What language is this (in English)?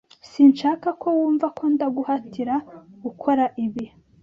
Kinyarwanda